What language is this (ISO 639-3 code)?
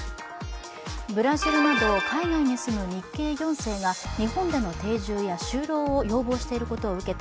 jpn